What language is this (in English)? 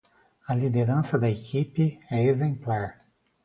Portuguese